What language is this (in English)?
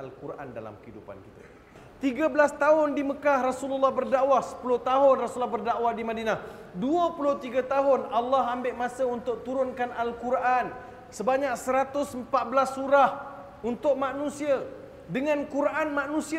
Malay